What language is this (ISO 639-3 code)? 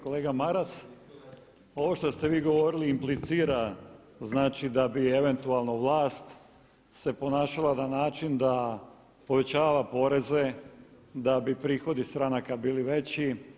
hrv